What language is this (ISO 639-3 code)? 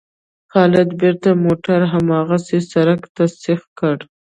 pus